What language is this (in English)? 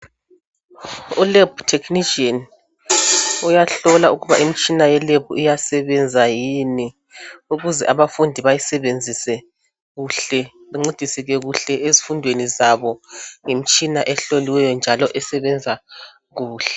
North Ndebele